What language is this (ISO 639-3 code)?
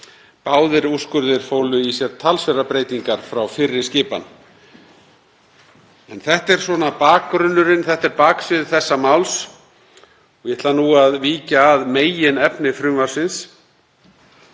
isl